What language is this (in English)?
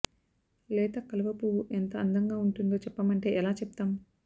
Telugu